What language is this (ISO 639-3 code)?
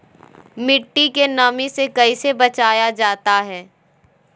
mag